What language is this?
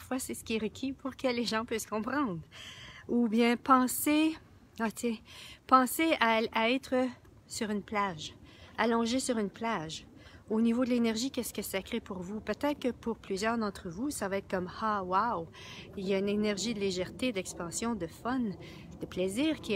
French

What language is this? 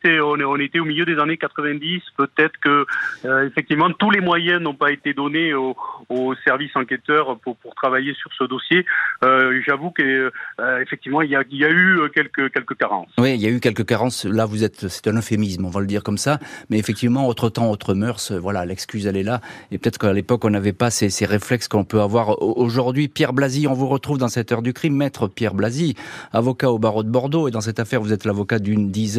French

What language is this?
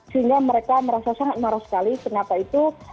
Indonesian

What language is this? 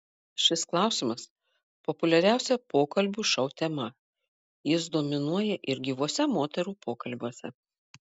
Lithuanian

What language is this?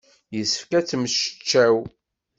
Kabyle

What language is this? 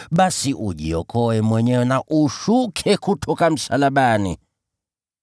Swahili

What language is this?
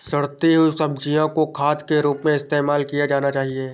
Hindi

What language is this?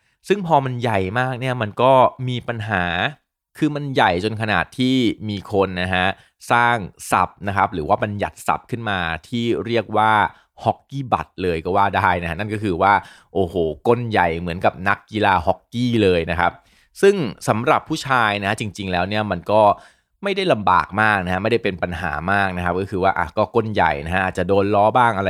Thai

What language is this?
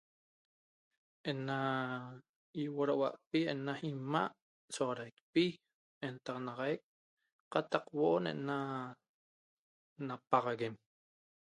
Toba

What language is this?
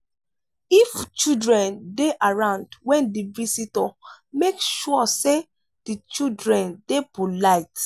Nigerian Pidgin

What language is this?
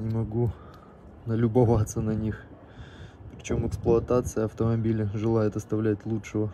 Russian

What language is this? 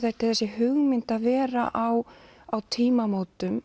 Icelandic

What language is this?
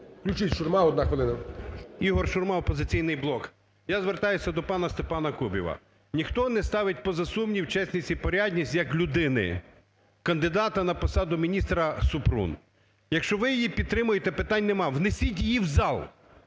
Ukrainian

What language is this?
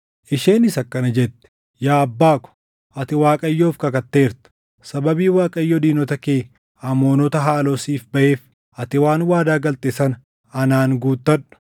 Oromo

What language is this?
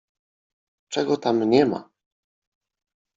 Polish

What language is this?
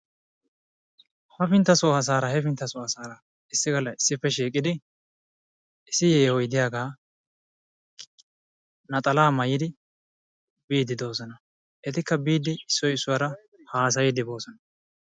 Wolaytta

